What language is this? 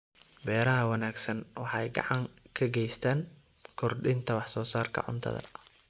Somali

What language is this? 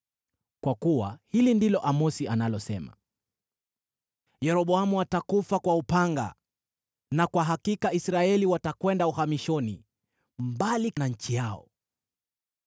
Swahili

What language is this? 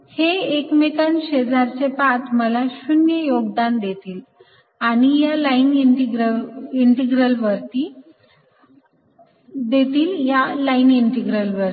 Marathi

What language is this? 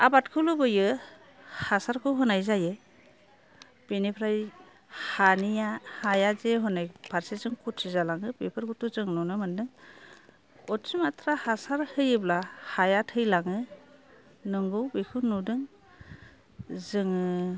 Bodo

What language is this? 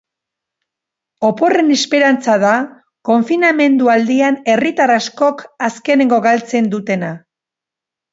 Basque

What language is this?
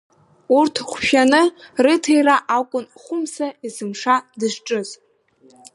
Abkhazian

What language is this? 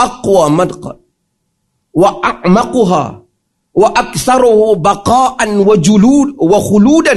Malay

